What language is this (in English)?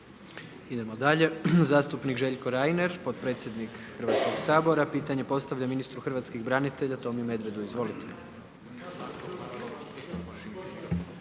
Croatian